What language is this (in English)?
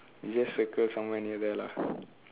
English